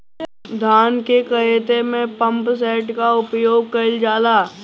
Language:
Bhojpuri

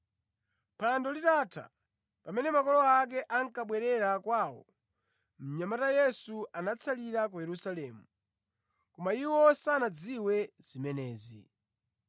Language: Nyanja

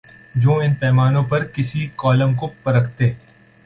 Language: Urdu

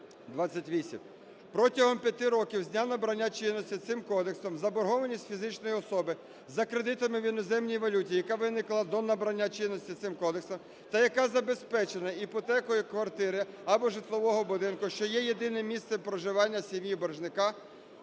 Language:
Ukrainian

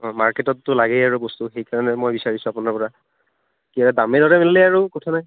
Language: Assamese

